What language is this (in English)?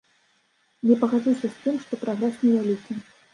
Belarusian